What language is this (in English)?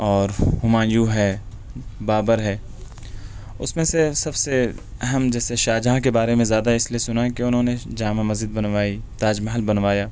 Urdu